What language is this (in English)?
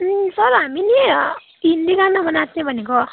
Nepali